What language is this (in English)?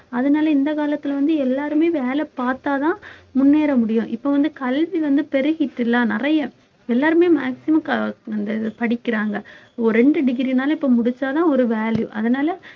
Tamil